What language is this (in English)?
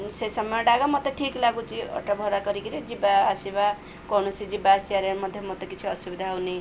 Odia